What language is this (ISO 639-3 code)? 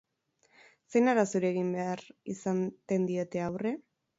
eus